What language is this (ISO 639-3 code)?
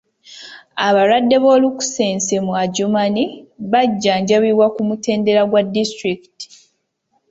lug